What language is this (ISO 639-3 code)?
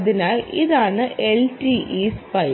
mal